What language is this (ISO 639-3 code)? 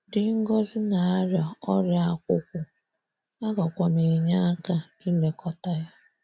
ibo